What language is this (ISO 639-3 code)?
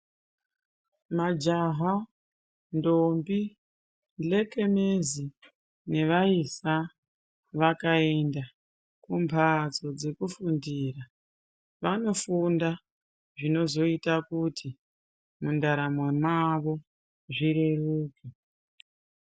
ndc